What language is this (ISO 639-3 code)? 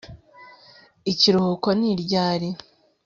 kin